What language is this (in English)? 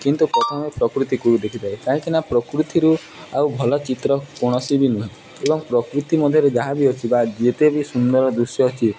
Odia